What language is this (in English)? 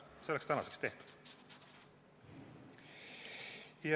Estonian